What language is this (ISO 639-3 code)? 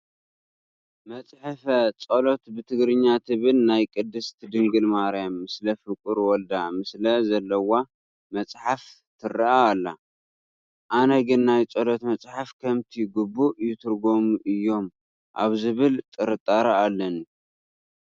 tir